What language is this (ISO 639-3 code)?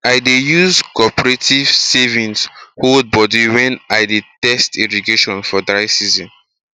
pcm